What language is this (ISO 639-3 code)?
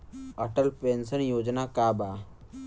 bho